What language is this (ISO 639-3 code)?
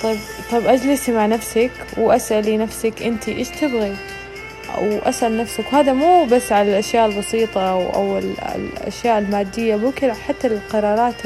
ara